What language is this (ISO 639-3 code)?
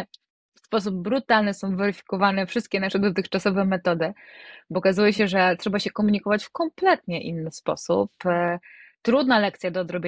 pol